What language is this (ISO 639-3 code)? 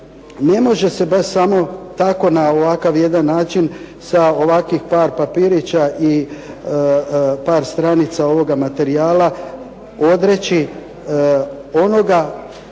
hrv